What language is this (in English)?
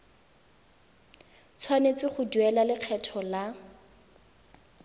Tswana